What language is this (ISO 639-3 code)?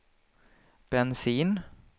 swe